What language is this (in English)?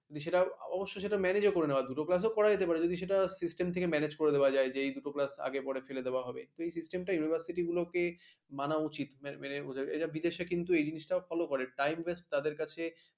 Bangla